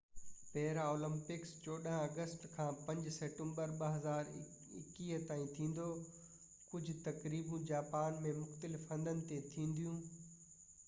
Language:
Sindhi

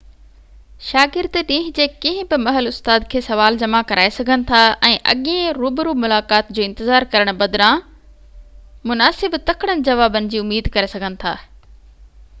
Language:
Sindhi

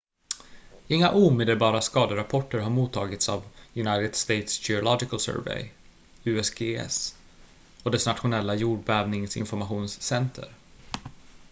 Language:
Swedish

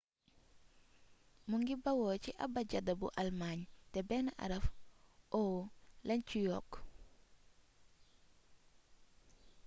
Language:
Wolof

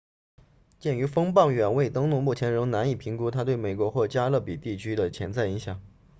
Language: Chinese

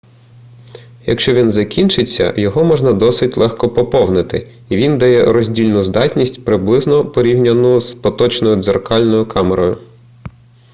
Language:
Ukrainian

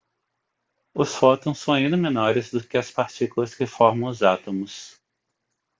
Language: Portuguese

